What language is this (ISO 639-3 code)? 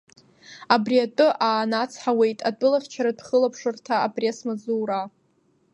abk